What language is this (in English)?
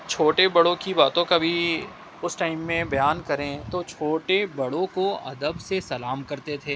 Urdu